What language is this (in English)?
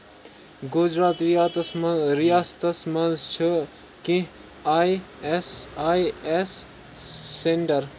Kashmiri